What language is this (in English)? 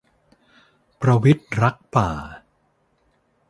Thai